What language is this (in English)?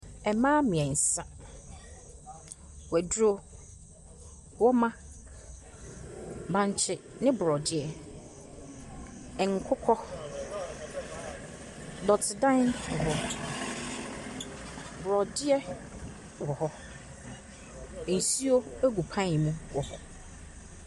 Akan